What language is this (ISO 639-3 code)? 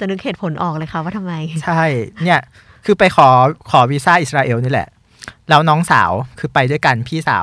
tha